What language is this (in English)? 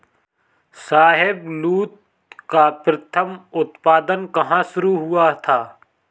Hindi